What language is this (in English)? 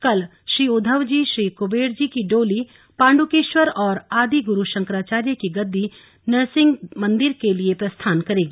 Hindi